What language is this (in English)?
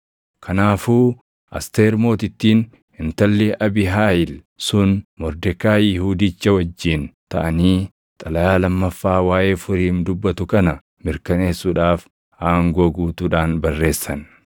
Oromo